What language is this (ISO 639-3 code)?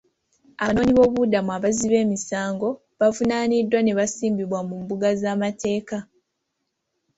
lug